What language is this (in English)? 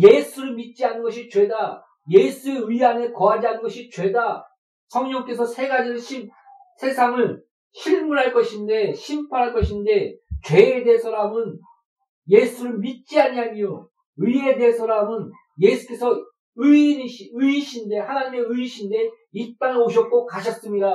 Korean